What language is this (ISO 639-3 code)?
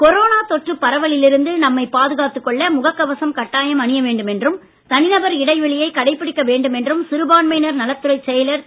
tam